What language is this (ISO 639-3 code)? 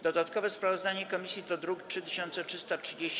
pol